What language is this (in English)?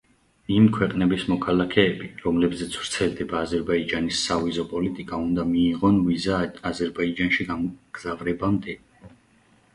Georgian